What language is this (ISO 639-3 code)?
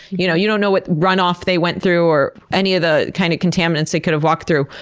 eng